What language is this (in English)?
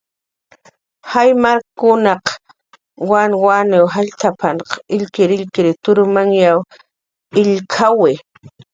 Jaqaru